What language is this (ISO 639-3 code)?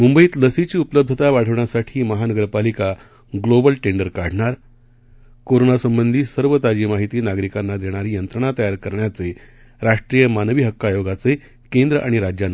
mar